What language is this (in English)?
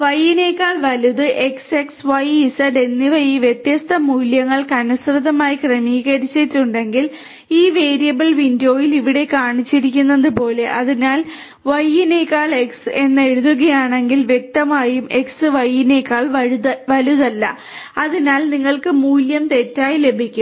Malayalam